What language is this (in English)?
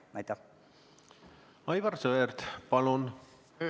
Estonian